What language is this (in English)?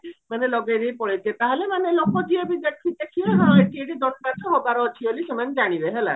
Odia